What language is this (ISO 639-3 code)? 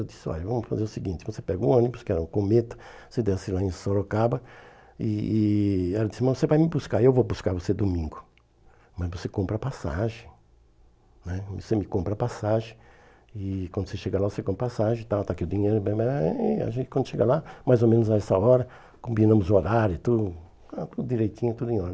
por